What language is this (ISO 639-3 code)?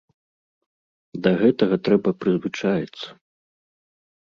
bel